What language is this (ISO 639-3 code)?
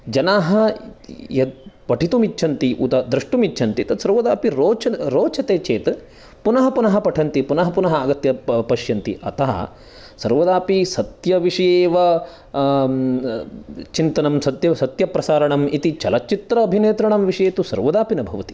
san